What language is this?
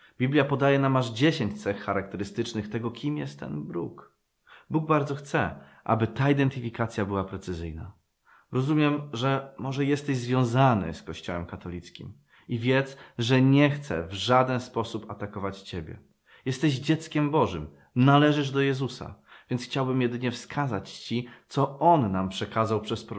Polish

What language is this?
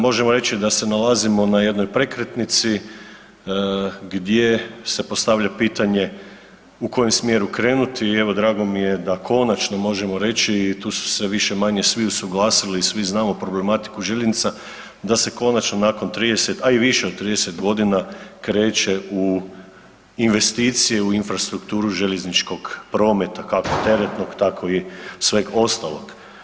Croatian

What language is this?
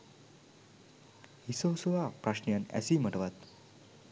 Sinhala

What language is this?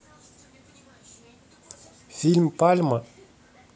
Russian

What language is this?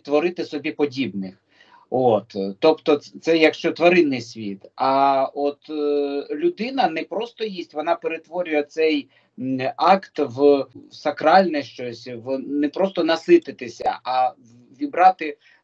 Ukrainian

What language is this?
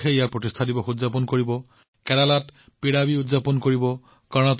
Assamese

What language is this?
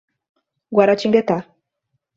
Portuguese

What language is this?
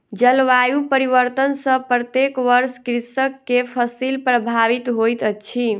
Maithili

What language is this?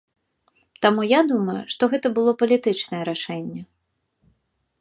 Belarusian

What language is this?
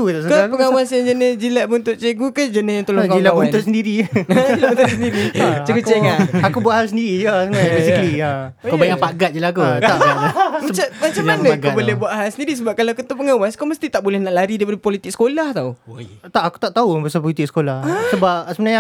Malay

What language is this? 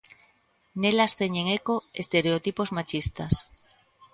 Galician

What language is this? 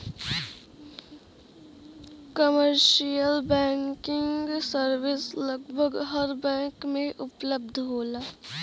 Bhojpuri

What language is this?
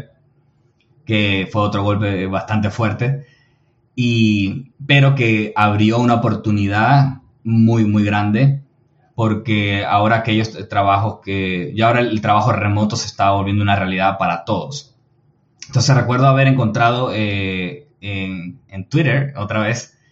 Spanish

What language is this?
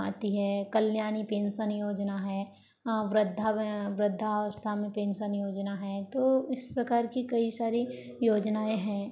Hindi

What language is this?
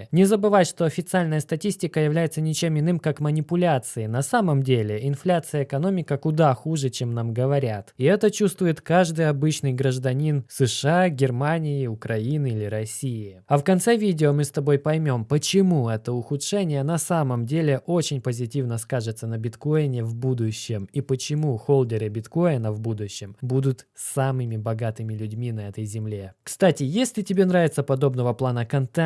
Russian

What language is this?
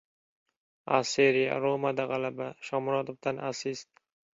Uzbek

